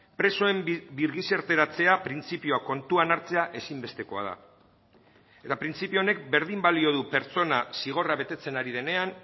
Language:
Basque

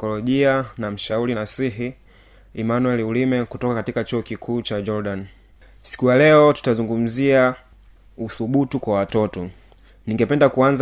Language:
Swahili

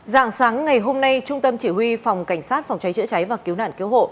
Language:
Vietnamese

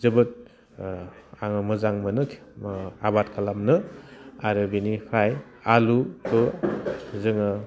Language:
Bodo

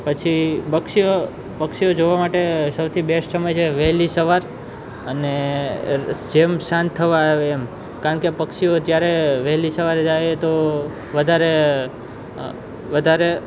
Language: Gujarati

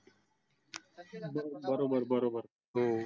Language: Marathi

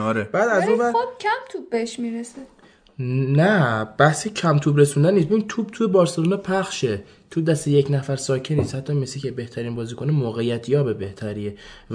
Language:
Persian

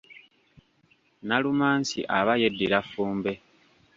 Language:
Ganda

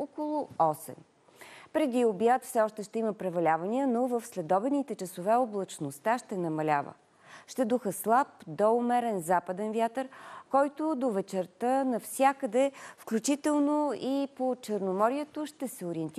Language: Bulgarian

